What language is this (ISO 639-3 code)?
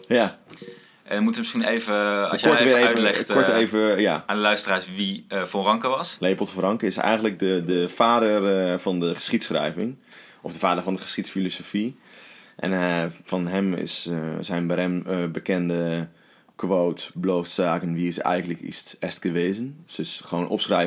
nld